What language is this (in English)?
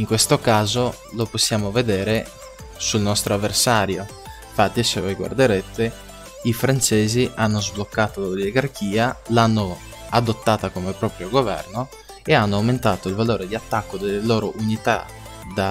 Italian